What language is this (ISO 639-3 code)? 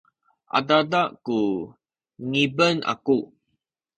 szy